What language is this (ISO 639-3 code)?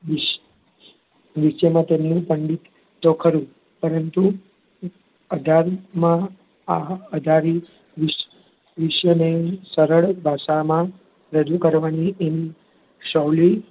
guj